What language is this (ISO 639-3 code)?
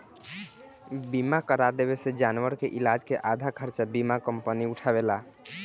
bho